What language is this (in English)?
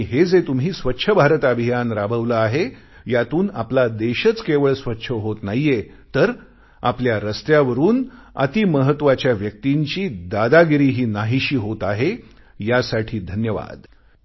Marathi